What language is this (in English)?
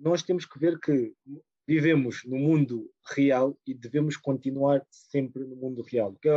Portuguese